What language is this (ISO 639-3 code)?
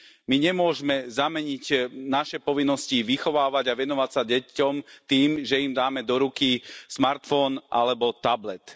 slk